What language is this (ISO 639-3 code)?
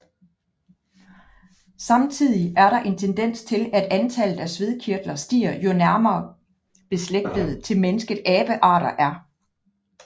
dan